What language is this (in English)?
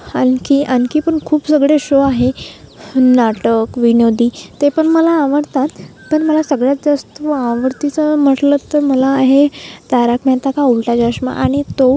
Marathi